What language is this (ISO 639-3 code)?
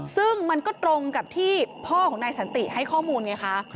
tha